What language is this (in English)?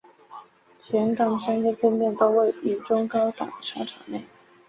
Chinese